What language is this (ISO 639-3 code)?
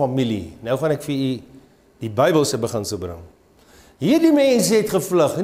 nld